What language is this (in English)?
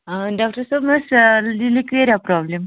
Kashmiri